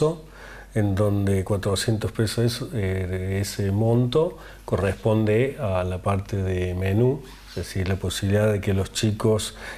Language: Spanish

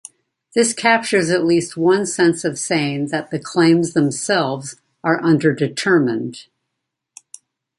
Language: English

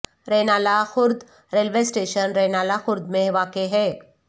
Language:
Urdu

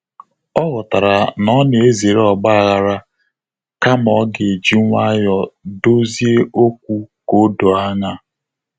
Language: Igbo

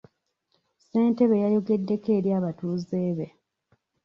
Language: Ganda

